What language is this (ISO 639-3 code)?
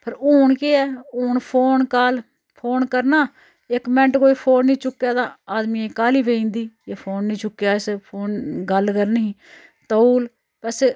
doi